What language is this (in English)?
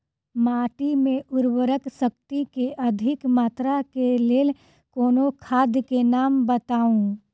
Maithili